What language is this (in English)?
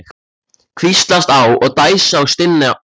Icelandic